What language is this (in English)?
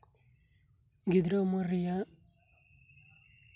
Santali